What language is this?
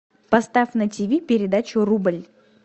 Russian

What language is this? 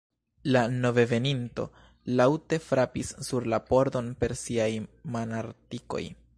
Esperanto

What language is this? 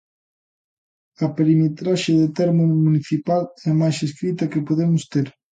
Galician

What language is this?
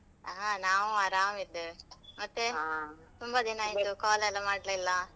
Kannada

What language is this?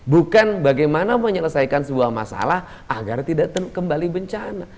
Indonesian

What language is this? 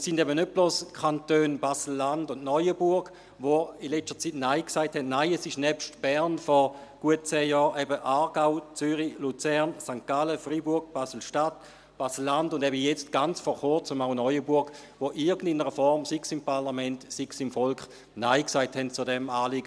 Swiss German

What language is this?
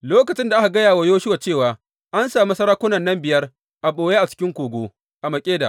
Hausa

